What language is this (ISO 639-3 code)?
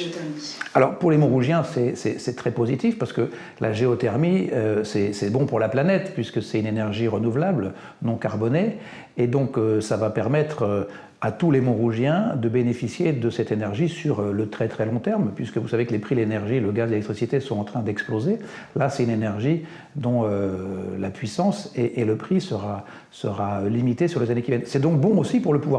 fra